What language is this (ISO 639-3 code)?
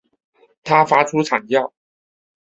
zho